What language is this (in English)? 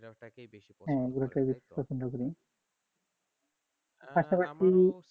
Bangla